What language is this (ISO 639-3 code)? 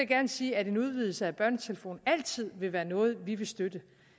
dan